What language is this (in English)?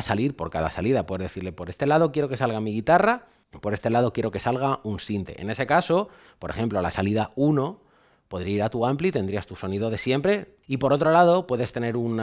Spanish